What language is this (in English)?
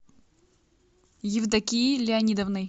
Russian